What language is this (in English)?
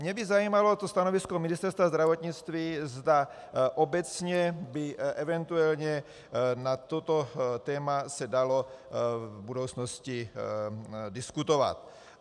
Czech